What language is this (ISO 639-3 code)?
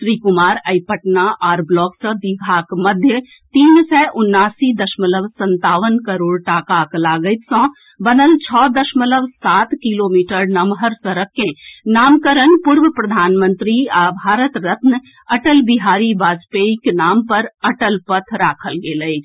mai